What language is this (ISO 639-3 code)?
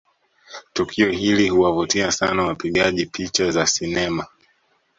swa